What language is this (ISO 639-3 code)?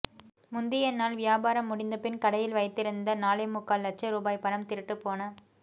tam